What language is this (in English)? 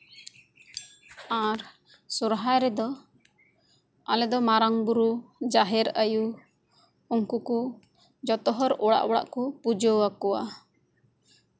Santali